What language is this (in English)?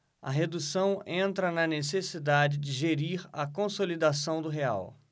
Portuguese